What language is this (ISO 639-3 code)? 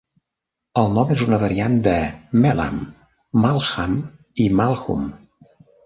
cat